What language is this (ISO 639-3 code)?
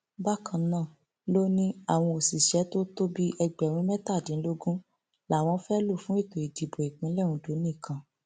yor